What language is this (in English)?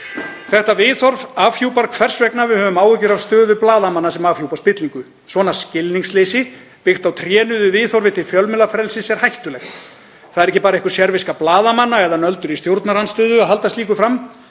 Icelandic